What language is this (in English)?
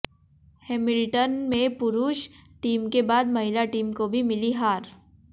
Hindi